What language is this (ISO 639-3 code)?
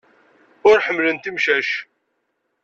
kab